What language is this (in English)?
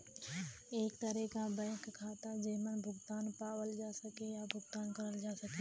Bhojpuri